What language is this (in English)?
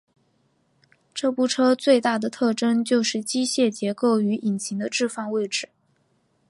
Chinese